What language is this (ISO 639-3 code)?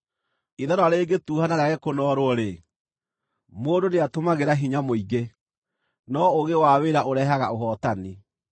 kik